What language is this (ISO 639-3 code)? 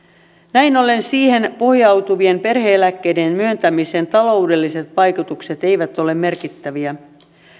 fin